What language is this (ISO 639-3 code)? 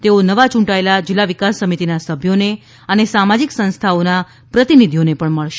guj